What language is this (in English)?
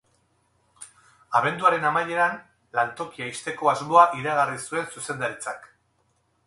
Basque